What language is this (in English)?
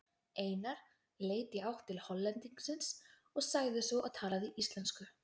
Icelandic